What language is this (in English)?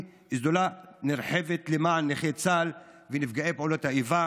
Hebrew